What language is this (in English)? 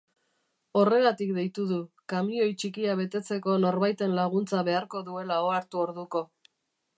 Basque